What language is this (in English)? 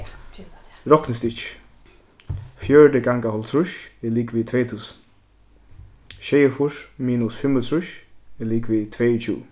Faroese